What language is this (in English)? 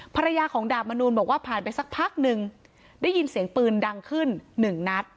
Thai